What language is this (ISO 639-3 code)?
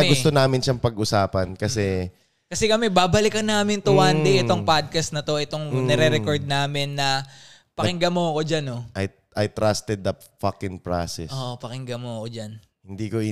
fil